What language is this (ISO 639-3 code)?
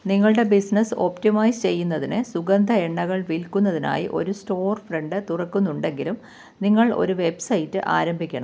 mal